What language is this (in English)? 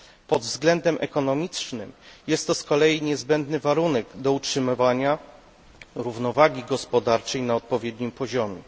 Polish